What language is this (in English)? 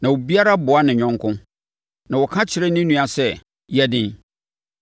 Akan